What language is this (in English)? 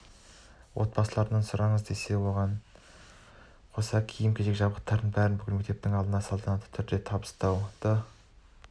Kazakh